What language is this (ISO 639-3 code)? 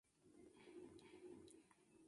spa